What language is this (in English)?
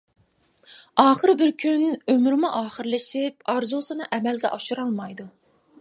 Uyghur